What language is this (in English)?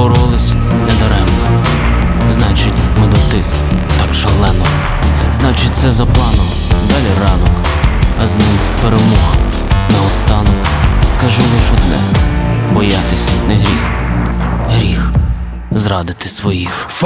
Ukrainian